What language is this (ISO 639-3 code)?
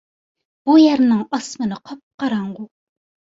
uig